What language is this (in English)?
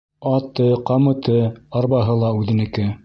Bashkir